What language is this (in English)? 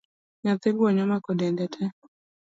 Luo (Kenya and Tanzania)